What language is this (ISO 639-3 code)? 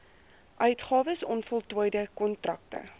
afr